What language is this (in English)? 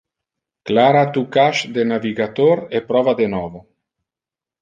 Interlingua